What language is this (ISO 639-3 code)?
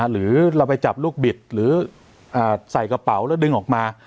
tha